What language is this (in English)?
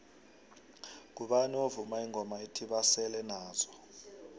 South Ndebele